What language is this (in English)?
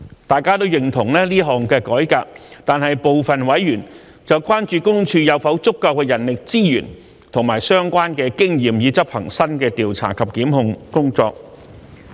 Cantonese